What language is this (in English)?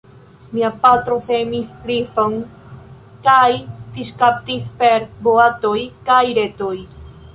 Esperanto